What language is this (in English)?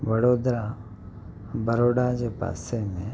Sindhi